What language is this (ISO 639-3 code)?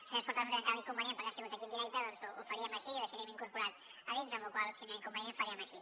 cat